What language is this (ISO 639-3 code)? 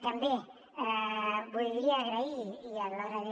cat